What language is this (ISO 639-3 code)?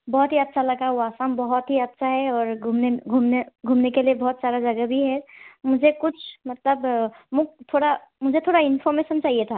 asm